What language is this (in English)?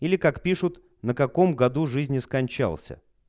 Russian